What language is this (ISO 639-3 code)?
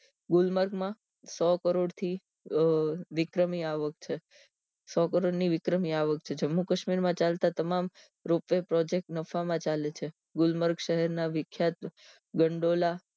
guj